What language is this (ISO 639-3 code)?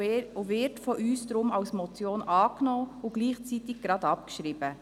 gsw